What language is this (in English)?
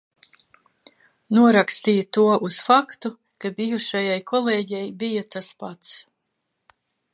Latvian